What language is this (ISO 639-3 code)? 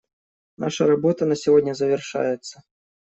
rus